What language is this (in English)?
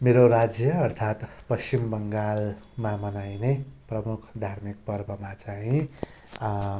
Nepali